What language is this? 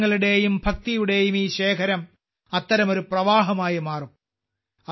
Malayalam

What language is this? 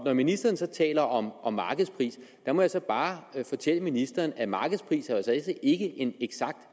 Danish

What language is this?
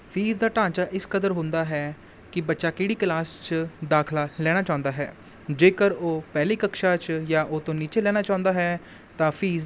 Punjabi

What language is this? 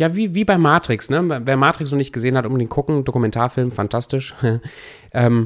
German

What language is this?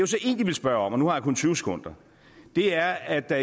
Danish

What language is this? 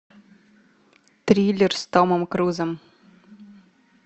Russian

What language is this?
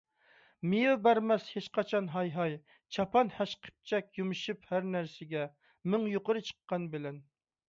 Uyghur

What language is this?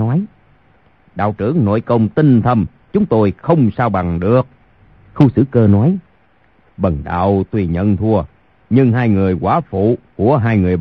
Vietnamese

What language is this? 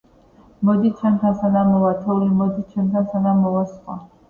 Georgian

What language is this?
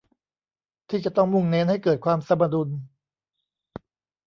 Thai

